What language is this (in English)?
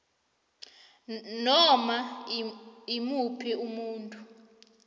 South Ndebele